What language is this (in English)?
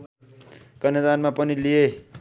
Nepali